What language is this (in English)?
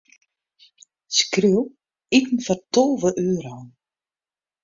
Western Frisian